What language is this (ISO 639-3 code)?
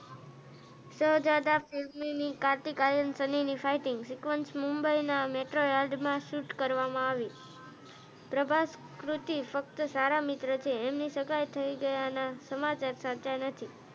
guj